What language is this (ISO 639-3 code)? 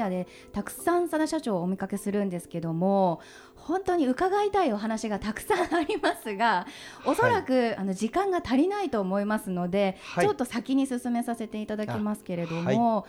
jpn